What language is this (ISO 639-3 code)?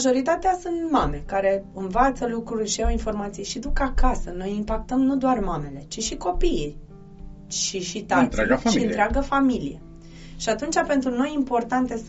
ron